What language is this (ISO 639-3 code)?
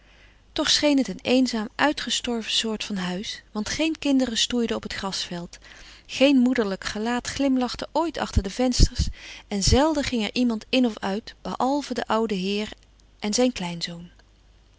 nld